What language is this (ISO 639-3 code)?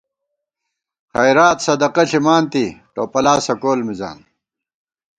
gwt